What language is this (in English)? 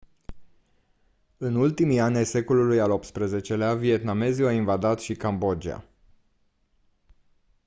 Romanian